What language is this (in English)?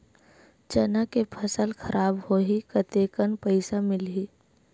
Chhattisgarhi